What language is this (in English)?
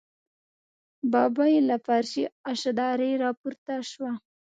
Pashto